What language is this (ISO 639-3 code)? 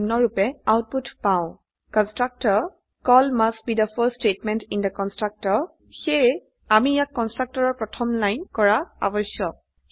asm